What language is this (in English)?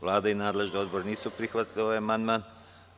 Serbian